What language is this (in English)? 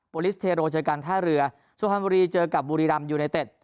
Thai